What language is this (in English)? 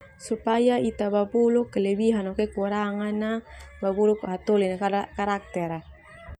Termanu